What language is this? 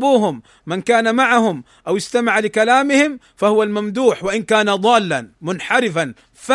Arabic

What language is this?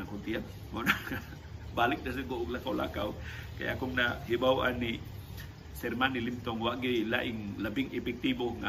Filipino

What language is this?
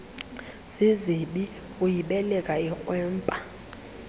Xhosa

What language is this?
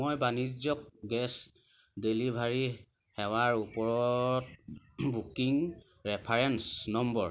Assamese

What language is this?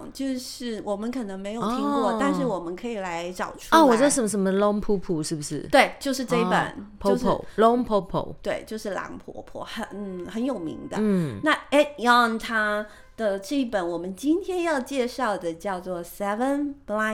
Chinese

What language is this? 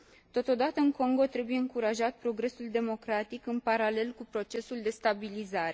Romanian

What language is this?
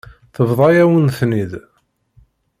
Kabyle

